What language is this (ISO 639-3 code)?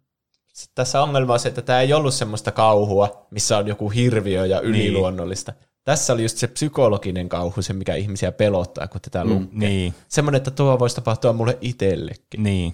fin